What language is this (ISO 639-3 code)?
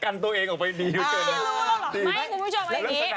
tha